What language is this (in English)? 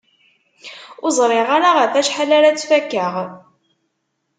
Kabyle